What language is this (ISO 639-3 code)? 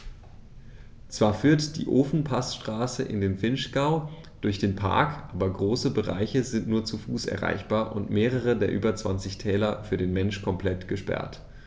deu